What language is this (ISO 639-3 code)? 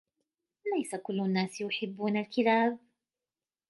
ara